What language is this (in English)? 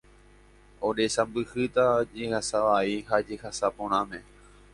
Guarani